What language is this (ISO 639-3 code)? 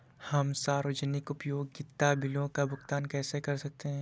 hin